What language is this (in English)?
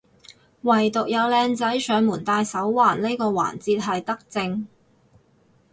Cantonese